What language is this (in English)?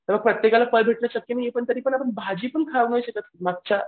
Marathi